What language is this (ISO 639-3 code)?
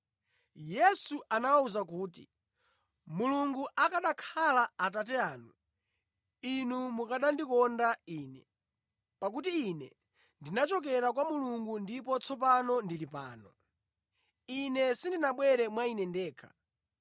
nya